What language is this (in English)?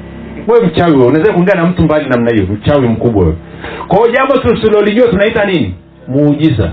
Swahili